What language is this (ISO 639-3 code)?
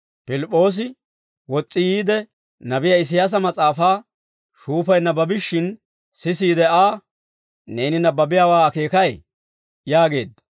dwr